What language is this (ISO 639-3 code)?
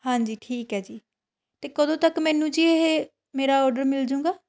pan